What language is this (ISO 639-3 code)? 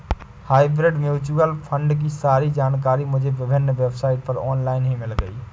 hin